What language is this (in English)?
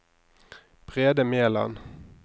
Norwegian